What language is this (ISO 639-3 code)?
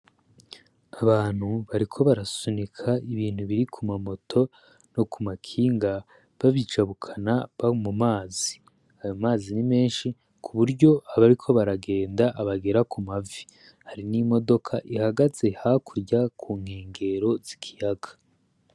run